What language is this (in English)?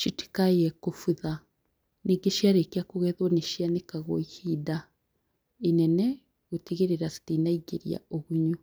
Kikuyu